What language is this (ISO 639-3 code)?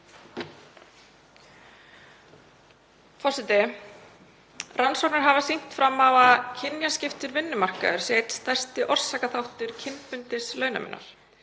isl